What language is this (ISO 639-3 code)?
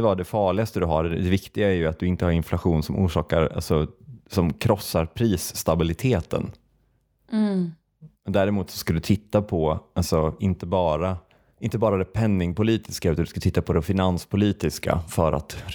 swe